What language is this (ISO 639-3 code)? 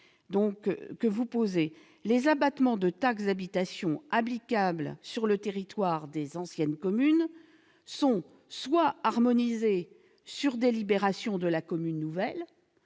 fra